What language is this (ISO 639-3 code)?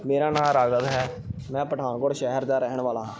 pan